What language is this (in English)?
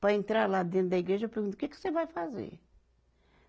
Portuguese